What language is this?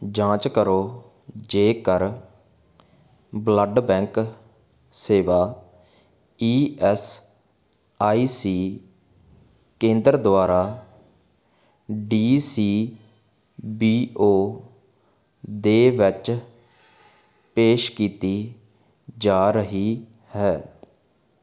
Punjabi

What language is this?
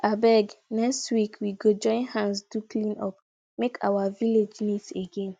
Nigerian Pidgin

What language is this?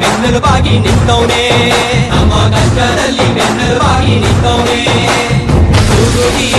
Arabic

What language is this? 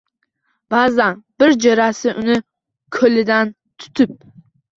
Uzbek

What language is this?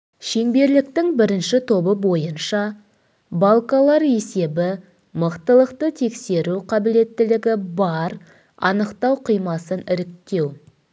Kazakh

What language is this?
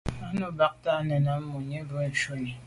Medumba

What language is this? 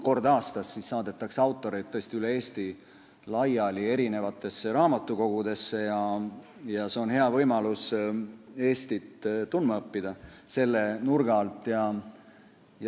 Estonian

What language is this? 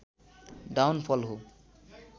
Nepali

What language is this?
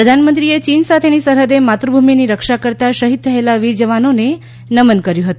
Gujarati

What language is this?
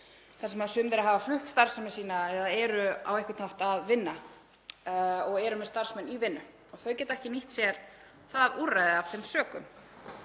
Icelandic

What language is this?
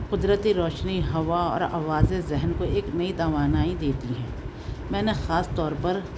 Urdu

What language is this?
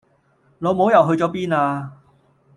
Cantonese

